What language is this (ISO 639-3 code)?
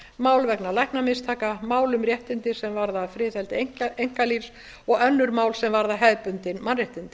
isl